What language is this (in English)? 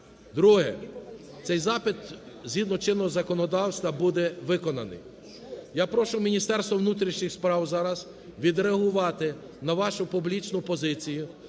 Ukrainian